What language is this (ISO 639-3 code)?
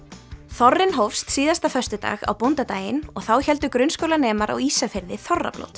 isl